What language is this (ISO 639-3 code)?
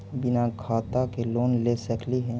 mag